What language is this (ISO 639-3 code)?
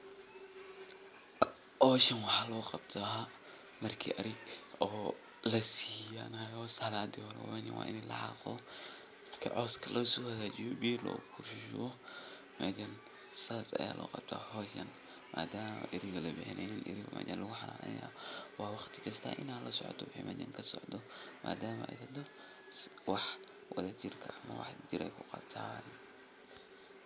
som